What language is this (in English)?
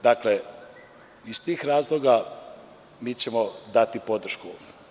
Serbian